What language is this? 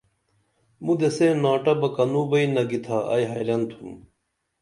Dameli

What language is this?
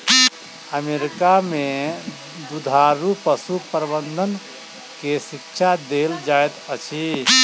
Maithili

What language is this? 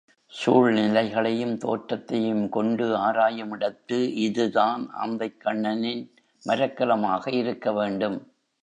Tamil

